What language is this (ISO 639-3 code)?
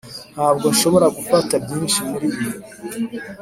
kin